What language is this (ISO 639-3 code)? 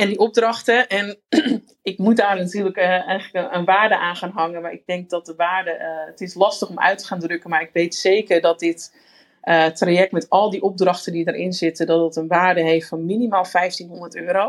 nld